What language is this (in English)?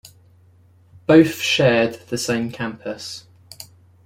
English